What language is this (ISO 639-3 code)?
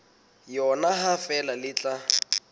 sot